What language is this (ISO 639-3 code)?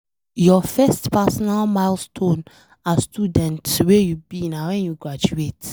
pcm